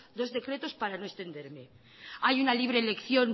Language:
Spanish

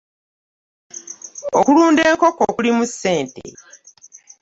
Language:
Ganda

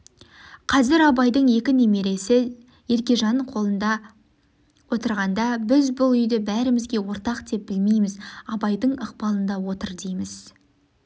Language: Kazakh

